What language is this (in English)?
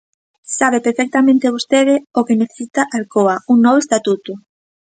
Galician